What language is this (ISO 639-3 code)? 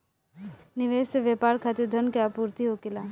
bho